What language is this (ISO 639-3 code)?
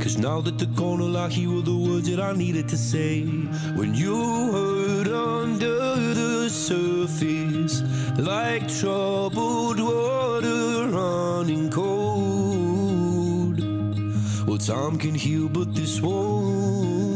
ita